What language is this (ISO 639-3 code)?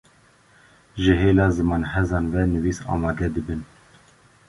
kur